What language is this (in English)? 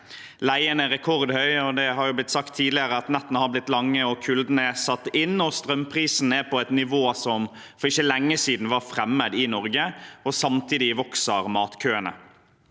Norwegian